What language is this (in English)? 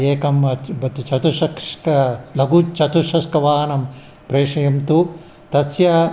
Sanskrit